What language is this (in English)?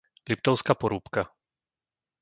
Slovak